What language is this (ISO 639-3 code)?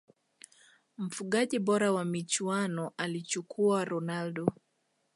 swa